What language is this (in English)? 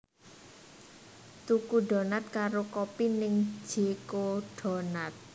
Javanese